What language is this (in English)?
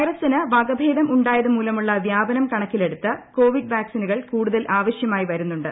Malayalam